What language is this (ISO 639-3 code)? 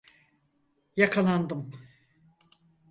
tur